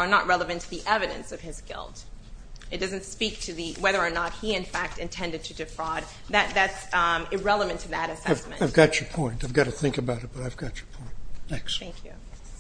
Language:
English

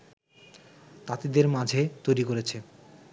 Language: Bangla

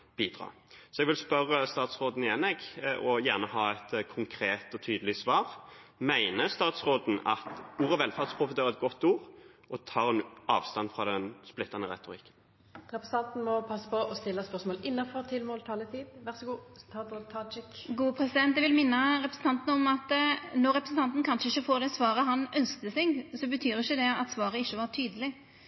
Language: Norwegian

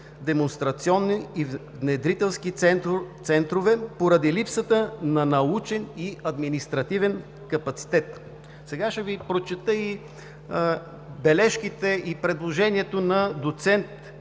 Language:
Bulgarian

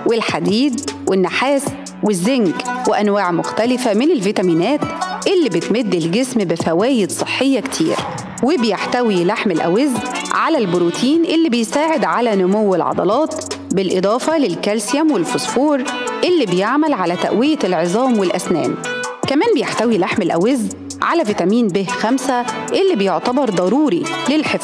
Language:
Arabic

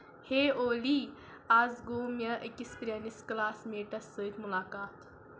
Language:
Kashmiri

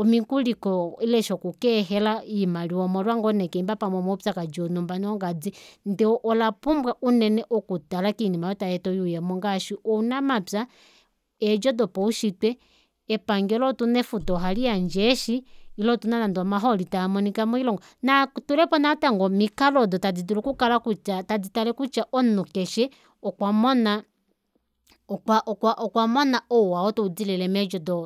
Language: Kuanyama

